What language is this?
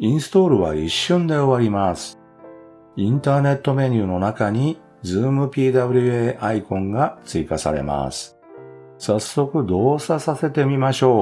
Japanese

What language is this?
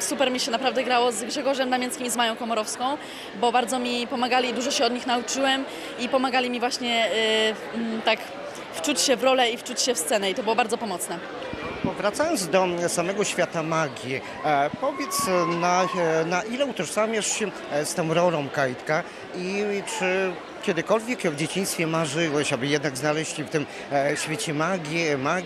Polish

